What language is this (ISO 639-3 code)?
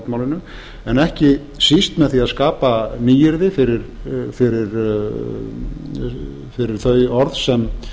isl